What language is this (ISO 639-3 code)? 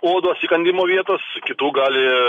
lit